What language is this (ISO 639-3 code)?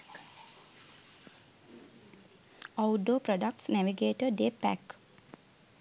sin